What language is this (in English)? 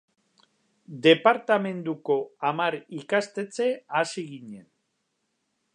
Basque